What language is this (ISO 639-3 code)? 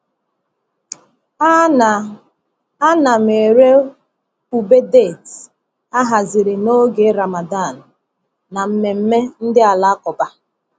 ibo